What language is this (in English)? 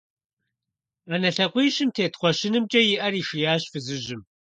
Kabardian